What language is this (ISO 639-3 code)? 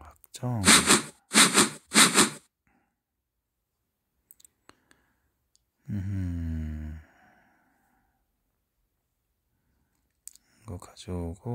kor